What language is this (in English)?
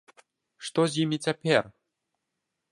Belarusian